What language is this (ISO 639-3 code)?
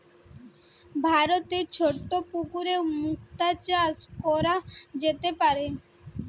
ben